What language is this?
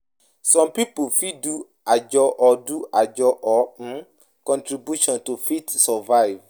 Nigerian Pidgin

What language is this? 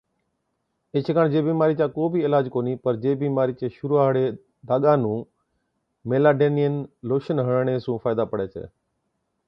Od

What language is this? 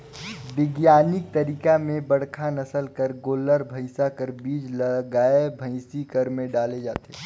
Chhattisgarhi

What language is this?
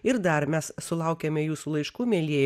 Lithuanian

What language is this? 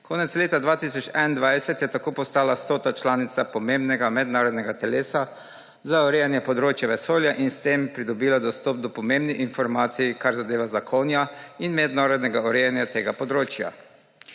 Slovenian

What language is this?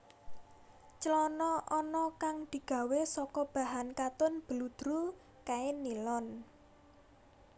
Javanese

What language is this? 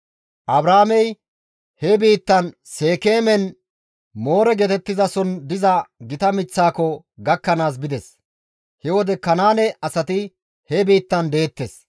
Gamo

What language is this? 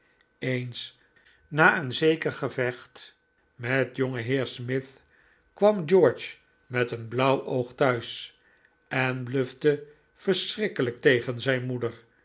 Dutch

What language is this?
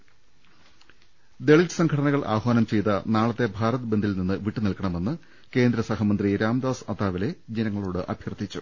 Malayalam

